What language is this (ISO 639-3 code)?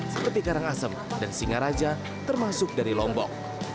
ind